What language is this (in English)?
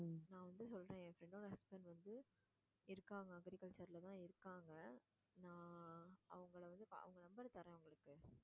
Tamil